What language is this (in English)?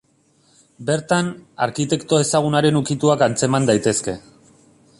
Basque